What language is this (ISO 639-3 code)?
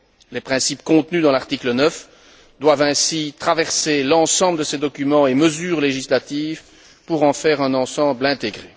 fra